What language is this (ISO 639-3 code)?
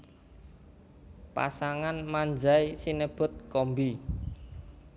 jav